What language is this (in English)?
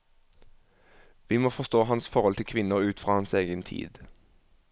Norwegian